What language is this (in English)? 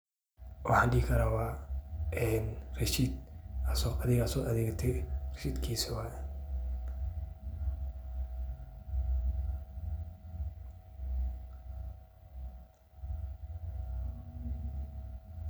Somali